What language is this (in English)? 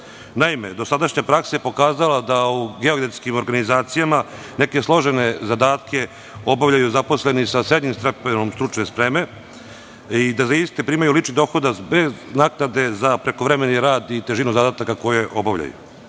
Serbian